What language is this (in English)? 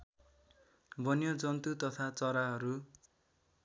Nepali